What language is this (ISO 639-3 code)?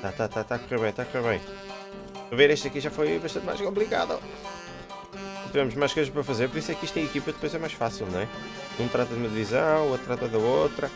por